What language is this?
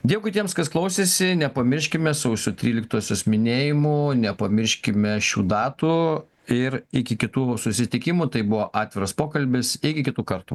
Lithuanian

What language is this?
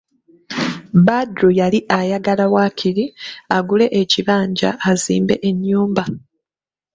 Ganda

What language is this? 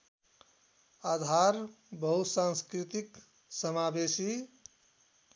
Nepali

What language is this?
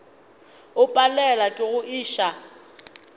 Northern Sotho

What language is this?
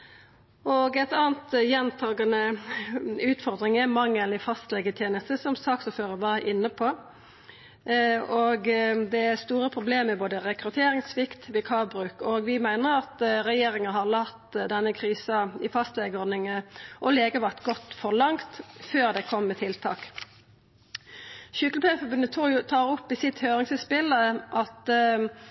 Norwegian Nynorsk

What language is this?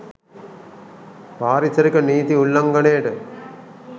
Sinhala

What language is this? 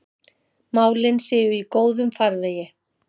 Icelandic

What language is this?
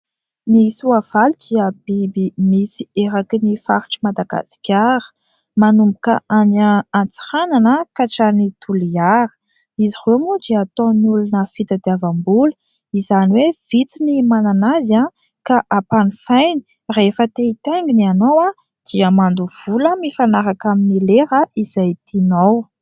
Malagasy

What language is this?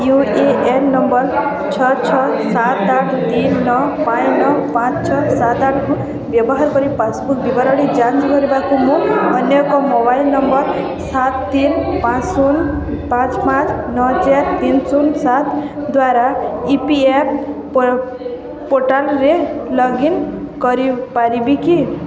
Odia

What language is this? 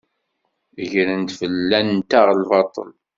Kabyle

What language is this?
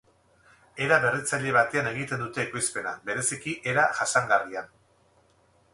Basque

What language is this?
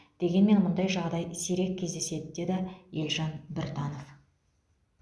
Kazakh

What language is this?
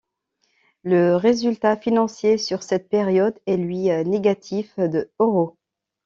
French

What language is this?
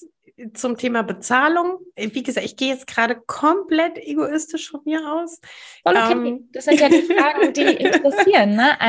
German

